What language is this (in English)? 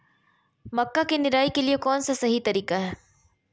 Magahi